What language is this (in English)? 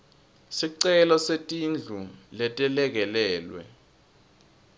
Swati